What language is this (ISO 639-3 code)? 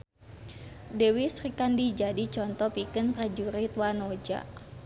sun